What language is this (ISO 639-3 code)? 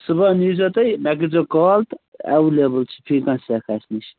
kas